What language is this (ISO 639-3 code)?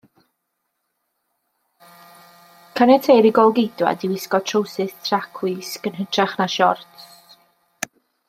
cym